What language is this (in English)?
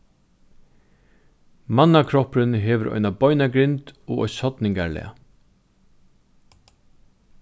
Faroese